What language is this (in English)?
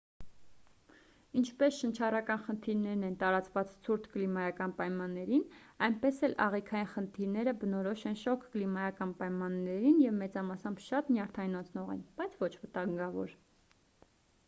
Armenian